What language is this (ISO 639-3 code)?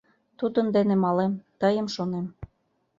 chm